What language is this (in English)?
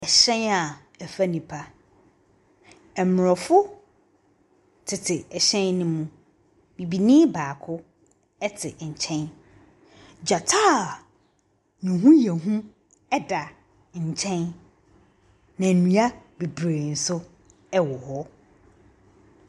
Akan